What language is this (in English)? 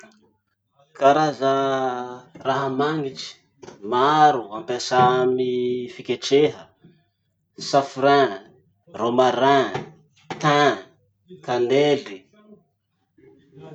Masikoro Malagasy